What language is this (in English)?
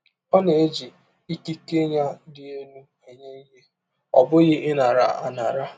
Igbo